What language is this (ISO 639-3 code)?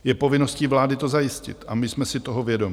ces